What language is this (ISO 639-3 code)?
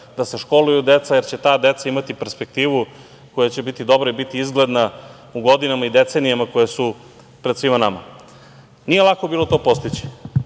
srp